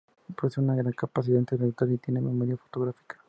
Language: Spanish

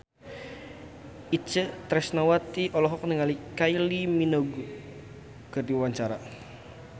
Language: Sundanese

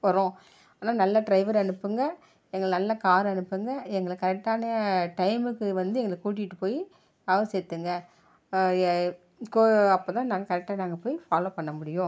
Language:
Tamil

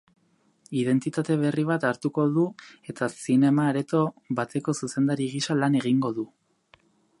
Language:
Basque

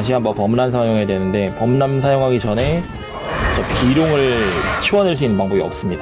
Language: Korean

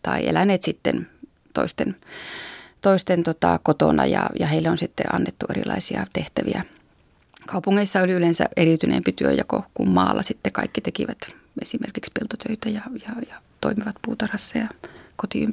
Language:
Finnish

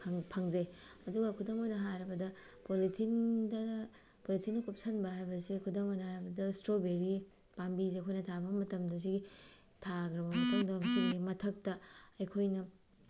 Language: Manipuri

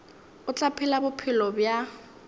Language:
Northern Sotho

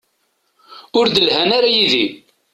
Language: Kabyle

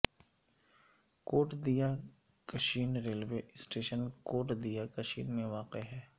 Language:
Urdu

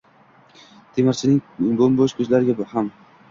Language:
Uzbek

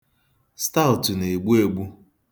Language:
Igbo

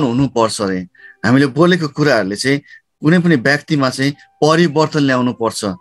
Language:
Hindi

